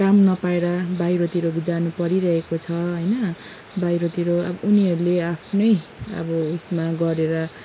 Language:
Nepali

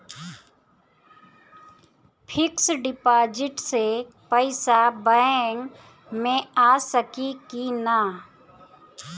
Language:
Bhojpuri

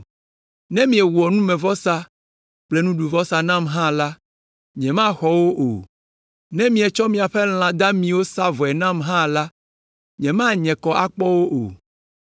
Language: Ewe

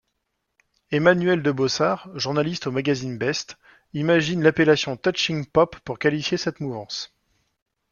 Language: French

